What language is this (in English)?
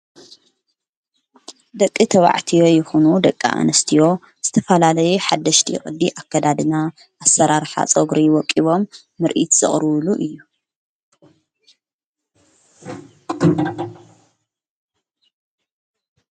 Tigrinya